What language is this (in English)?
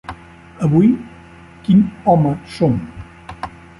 Catalan